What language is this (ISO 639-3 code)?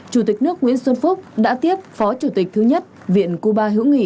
vie